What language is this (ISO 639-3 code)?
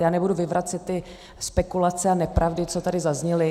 ces